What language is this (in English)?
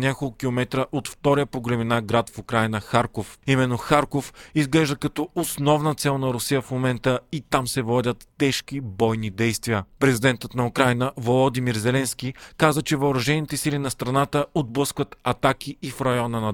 Bulgarian